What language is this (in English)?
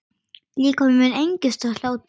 Icelandic